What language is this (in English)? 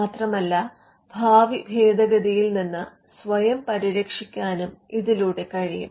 Malayalam